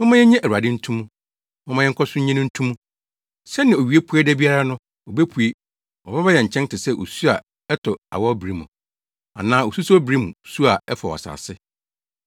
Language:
Akan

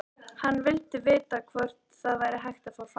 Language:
Icelandic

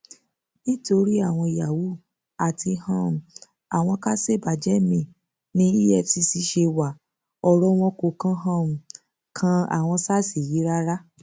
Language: Yoruba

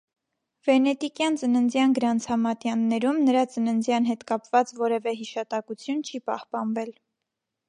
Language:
Armenian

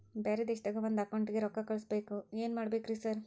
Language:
Kannada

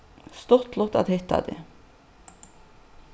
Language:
Faroese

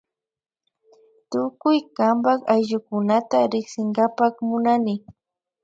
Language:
Imbabura Highland Quichua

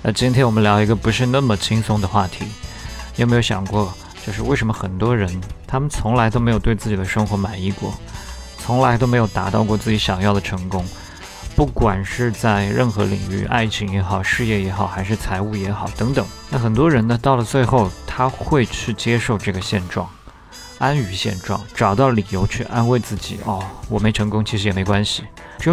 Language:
Chinese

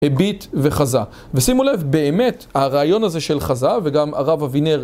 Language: Hebrew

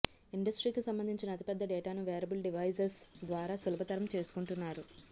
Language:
Telugu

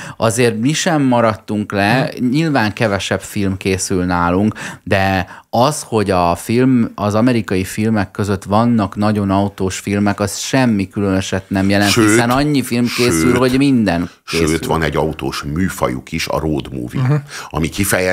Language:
Hungarian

